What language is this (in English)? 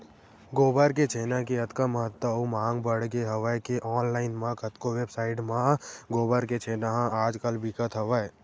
Chhattisgarhi